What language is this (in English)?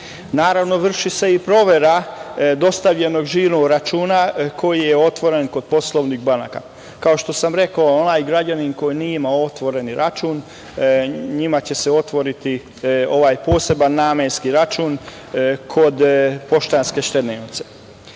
Serbian